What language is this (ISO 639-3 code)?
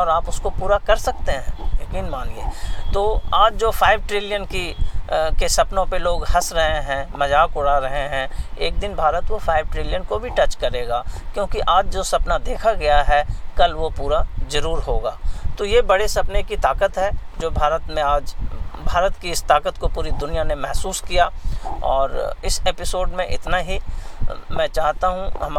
hin